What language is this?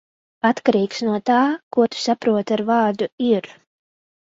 Latvian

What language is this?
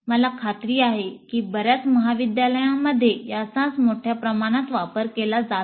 Marathi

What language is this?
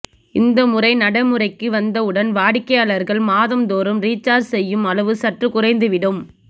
Tamil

